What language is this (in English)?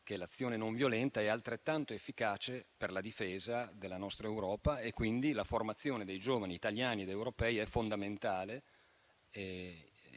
Italian